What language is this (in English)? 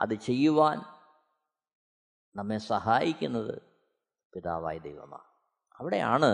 Malayalam